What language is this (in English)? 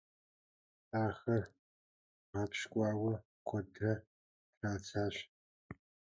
Kabardian